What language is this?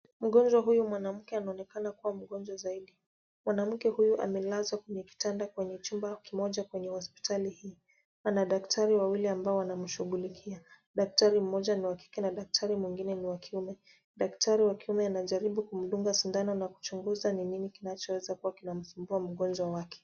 Swahili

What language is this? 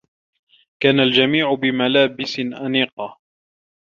Arabic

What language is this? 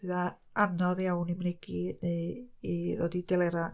Welsh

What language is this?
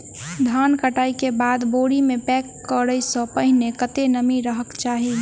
Maithili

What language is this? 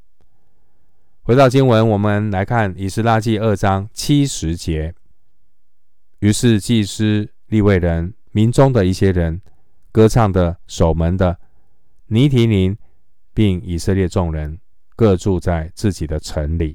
Chinese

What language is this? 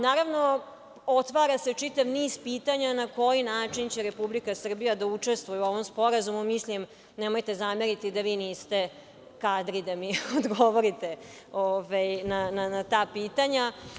Serbian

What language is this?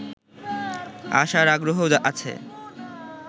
Bangla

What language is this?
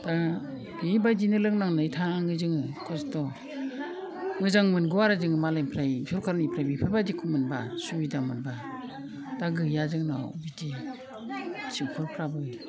Bodo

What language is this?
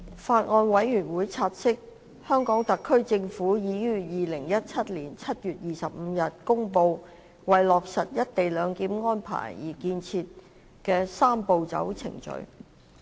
Cantonese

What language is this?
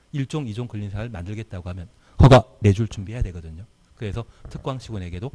Korean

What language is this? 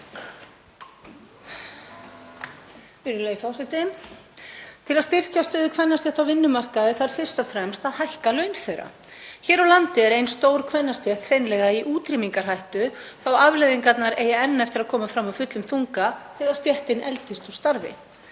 Icelandic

